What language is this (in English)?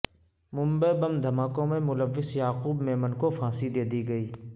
Urdu